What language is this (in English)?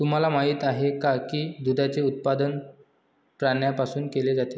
Marathi